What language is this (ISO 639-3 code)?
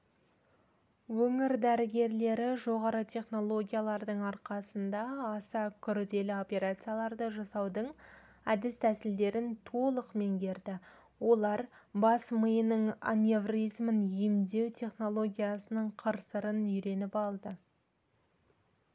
kaz